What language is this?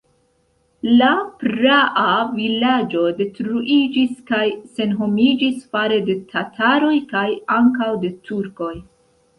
Esperanto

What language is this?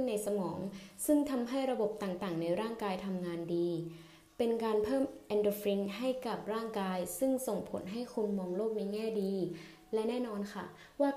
Thai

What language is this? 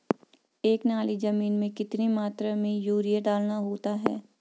Hindi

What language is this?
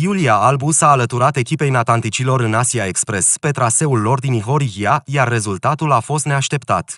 Romanian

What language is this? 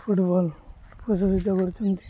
Odia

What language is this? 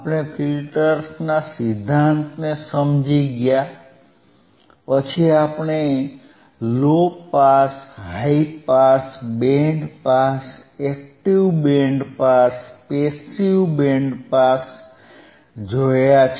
Gujarati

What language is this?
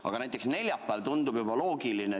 Estonian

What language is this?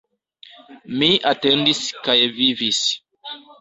Esperanto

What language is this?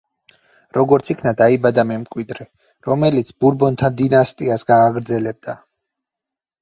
Georgian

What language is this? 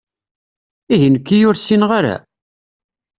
Kabyle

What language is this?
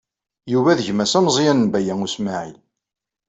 Kabyle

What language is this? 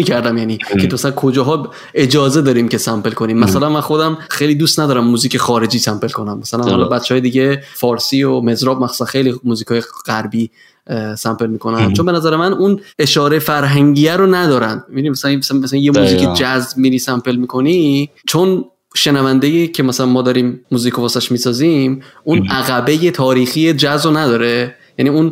Persian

